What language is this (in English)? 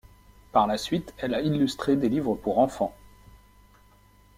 French